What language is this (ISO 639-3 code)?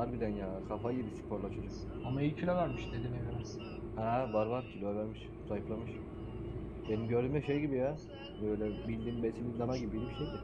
tur